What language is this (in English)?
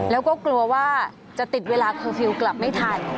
Thai